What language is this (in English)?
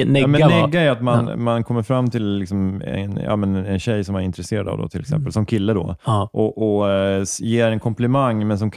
Swedish